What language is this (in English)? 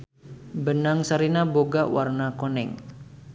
Sundanese